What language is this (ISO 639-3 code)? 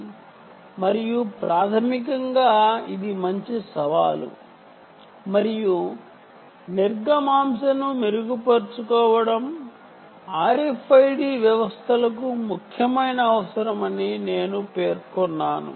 tel